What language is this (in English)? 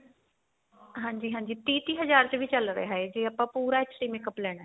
Punjabi